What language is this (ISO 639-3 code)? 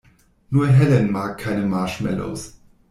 deu